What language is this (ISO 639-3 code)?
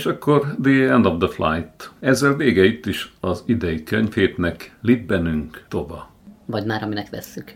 hun